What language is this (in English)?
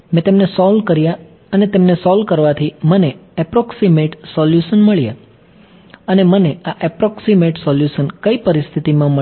Gujarati